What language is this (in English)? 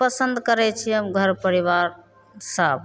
Maithili